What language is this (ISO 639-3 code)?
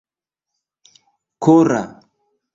epo